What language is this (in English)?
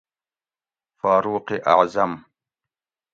Gawri